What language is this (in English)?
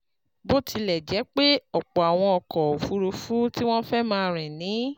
Yoruba